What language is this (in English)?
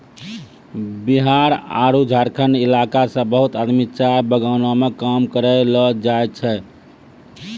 Maithili